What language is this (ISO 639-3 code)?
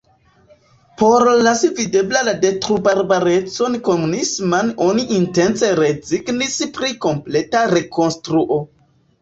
epo